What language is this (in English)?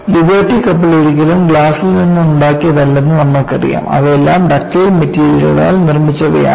Malayalam